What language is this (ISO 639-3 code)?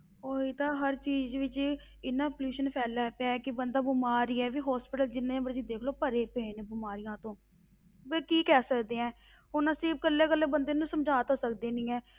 pan